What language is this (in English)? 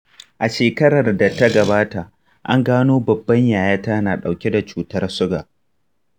Hausa